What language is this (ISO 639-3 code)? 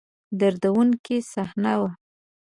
pus